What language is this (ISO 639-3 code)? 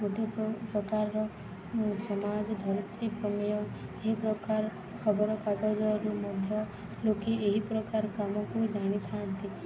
ori